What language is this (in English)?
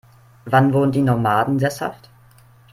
German